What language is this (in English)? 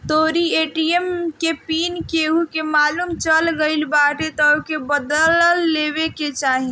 Bhojpuri